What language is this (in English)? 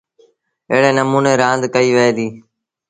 Sindhi Bhil